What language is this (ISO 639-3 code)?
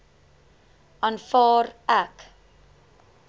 afr